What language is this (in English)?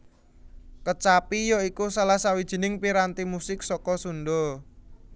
Javanese